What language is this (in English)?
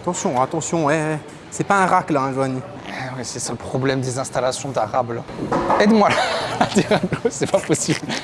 French